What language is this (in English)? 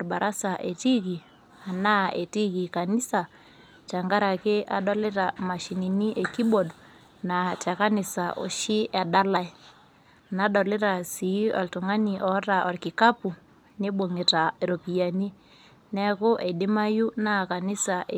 Masai